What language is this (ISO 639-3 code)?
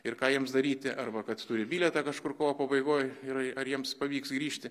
lit